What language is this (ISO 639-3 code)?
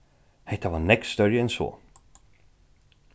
fao